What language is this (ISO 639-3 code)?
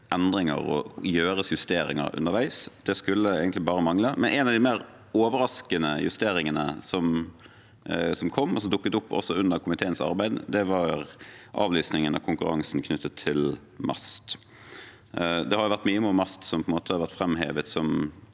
nor